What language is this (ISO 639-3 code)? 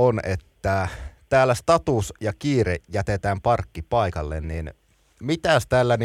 fin